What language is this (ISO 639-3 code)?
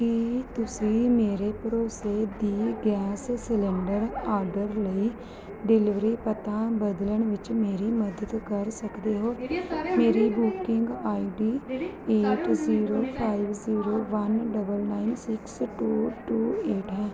pan